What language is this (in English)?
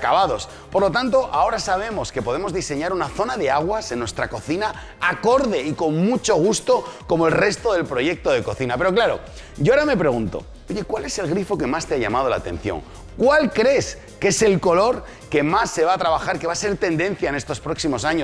Spanish